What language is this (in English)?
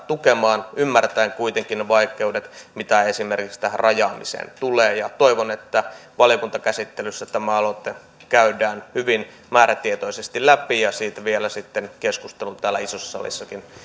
Finnish